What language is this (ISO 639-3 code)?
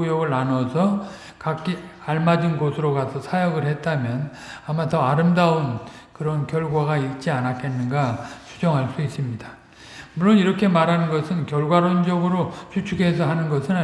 kor